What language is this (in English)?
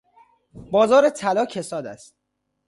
Persian